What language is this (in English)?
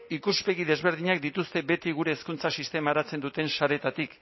Basque